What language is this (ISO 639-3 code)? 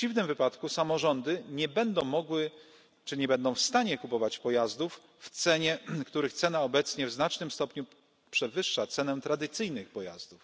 pol